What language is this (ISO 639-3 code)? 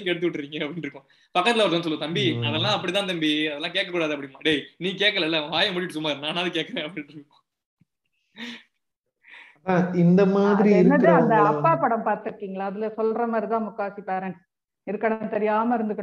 tam